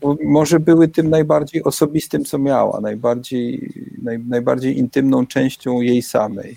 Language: Polish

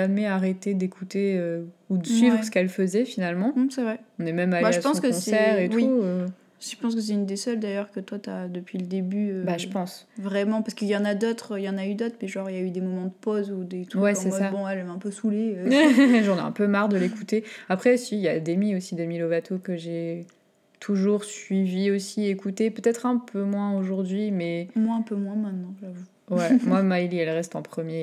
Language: French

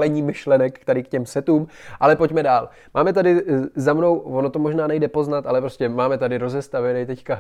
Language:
Czech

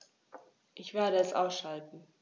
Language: German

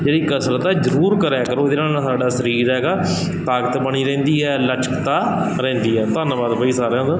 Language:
Punjabi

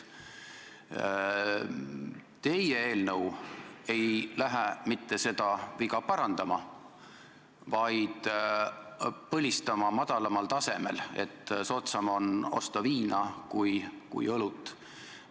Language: Estonian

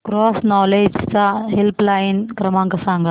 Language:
Marathi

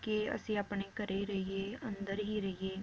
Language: Punjabi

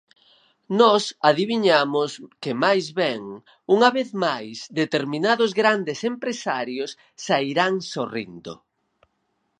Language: Galician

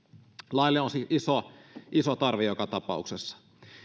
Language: Finnish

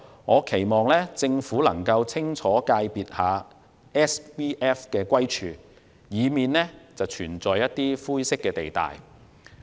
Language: Cantonese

